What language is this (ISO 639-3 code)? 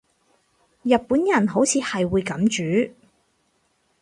yue